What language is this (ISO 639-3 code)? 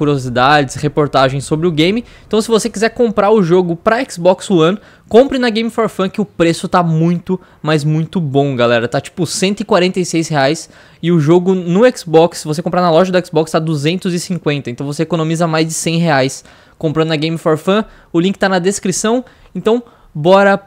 por